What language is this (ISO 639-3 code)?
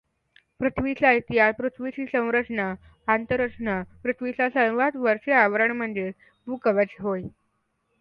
mar